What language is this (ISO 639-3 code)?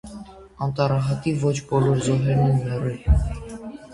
hye